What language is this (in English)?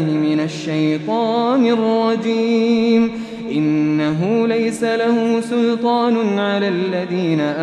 Arabic